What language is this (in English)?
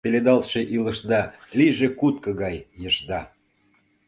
Mari